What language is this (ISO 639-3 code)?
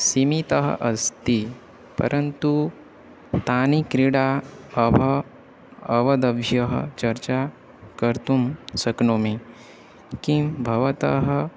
san